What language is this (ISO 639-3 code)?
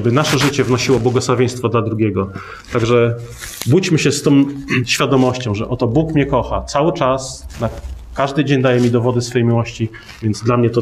pol